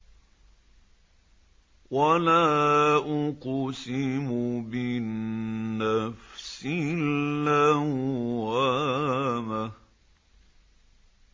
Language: Arabic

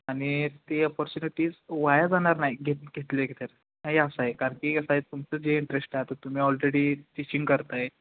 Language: Marathi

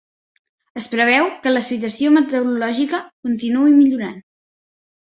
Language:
Catalan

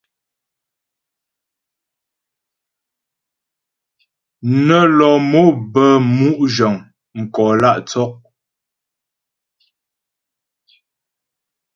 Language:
Ghomala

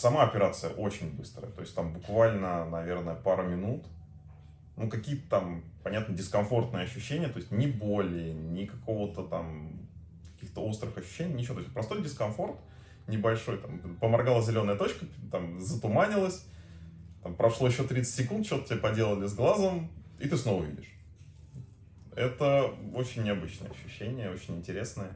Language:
Russian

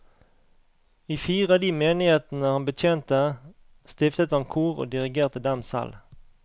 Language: Norwegian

